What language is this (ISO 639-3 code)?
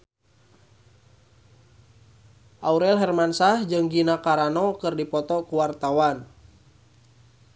sun